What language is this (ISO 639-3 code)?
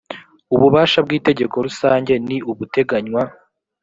kin